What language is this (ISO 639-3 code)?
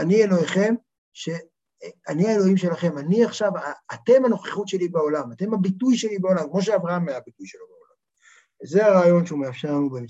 heb